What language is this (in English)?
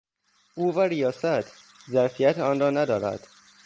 Persian